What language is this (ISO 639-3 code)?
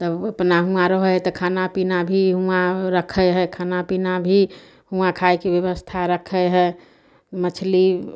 mai